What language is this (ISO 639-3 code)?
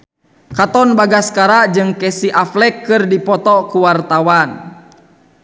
sun